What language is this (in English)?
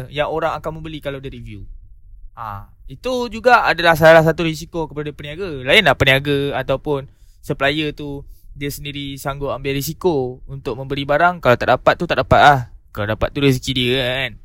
Malay